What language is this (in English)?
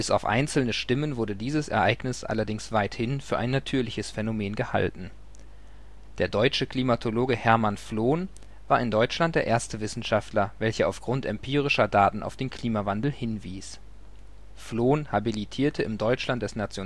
German